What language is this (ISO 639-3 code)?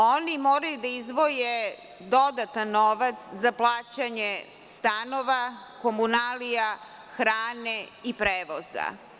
srp